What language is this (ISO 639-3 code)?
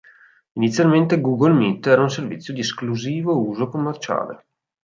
ita